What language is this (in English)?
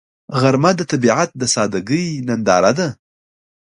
Pashto